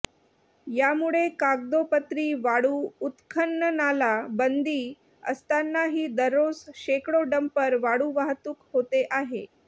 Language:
Marathi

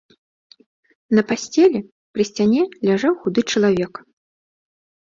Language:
Belarusian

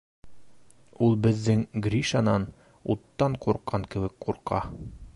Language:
Bashkir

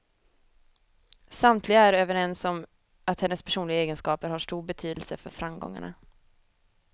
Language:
Swedish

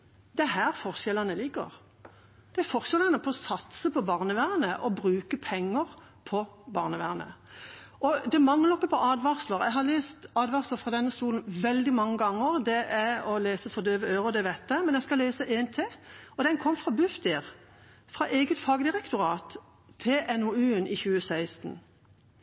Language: Norwegian Bokmål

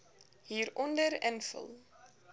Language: Afrikaans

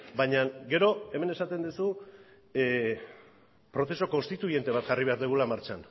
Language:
Basque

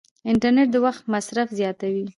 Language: Pashto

